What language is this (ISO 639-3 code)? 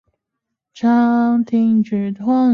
zho